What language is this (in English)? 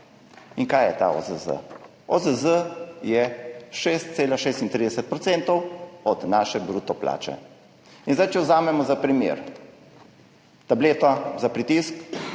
Slovenian